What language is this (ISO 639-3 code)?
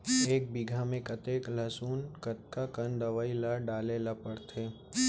hne